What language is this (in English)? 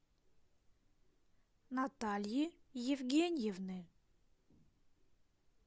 Russian